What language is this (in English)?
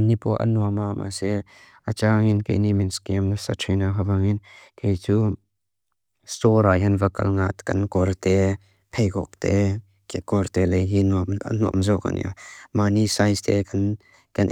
Mizo